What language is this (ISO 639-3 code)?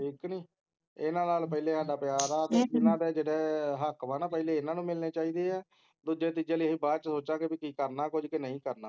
pan